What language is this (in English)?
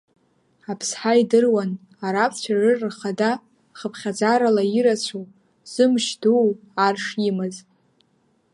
Abkhazian